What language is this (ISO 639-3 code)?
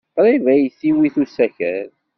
kab